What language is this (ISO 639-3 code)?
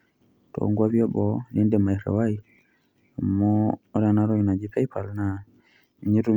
mas